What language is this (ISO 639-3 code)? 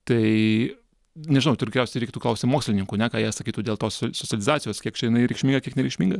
lit